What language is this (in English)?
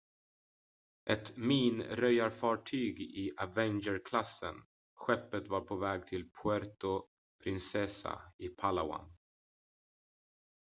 Swedish